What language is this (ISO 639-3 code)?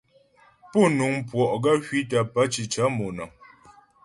bbj